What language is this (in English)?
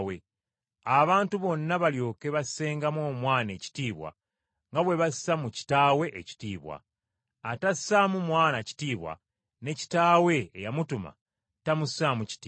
Ganda